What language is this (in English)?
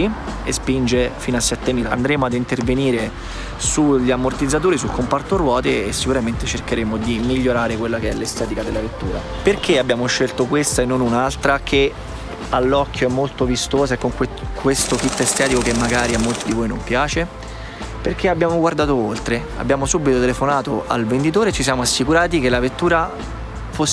Italian